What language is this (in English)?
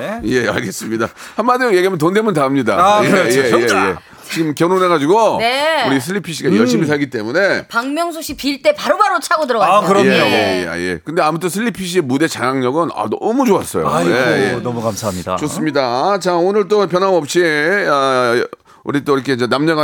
Korean